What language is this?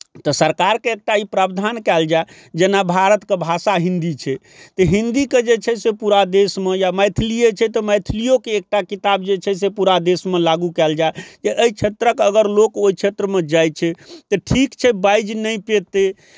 Maithili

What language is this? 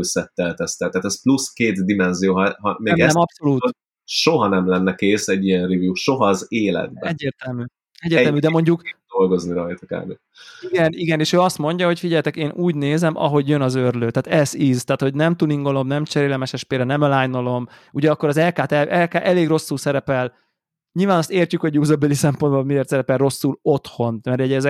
Hungarian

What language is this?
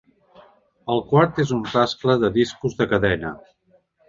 Catalan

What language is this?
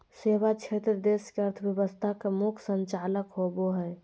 Magahi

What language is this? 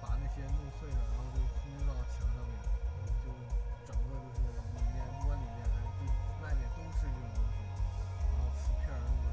Chinese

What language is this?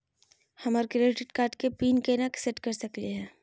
Magahi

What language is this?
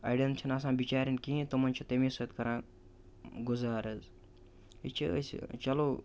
Kashmiri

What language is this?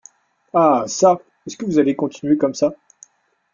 French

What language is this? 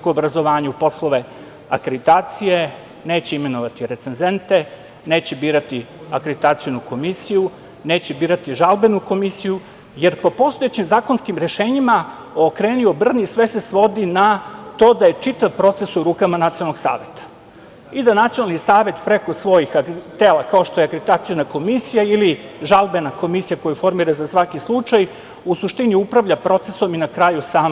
Serbian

